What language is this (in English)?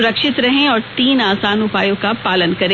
Hindi